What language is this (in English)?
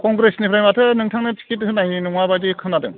Bodo